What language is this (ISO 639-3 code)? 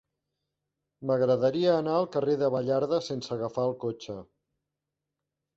cat